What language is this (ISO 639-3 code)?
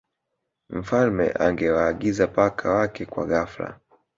swa